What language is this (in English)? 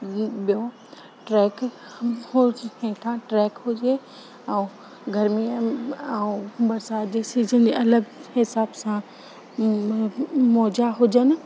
Sindhi